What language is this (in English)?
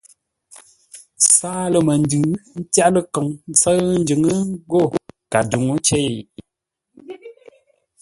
Ngombale